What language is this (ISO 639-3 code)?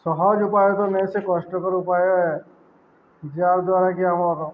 ori